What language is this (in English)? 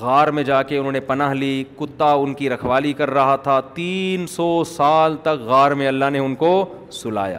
Urdu